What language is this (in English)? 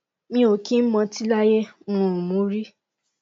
Yoruba